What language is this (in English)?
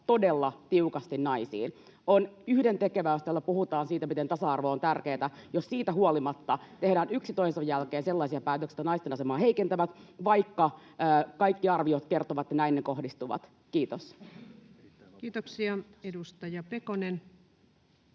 Finnish